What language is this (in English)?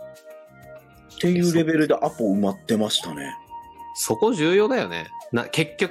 Japanese